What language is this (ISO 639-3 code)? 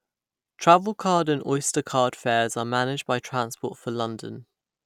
eng